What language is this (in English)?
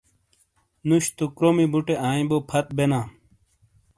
Shina